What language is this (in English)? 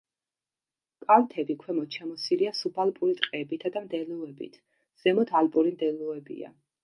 Georgian